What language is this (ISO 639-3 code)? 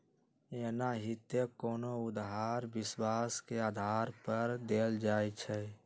mag